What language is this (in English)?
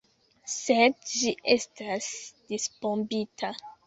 Esperanto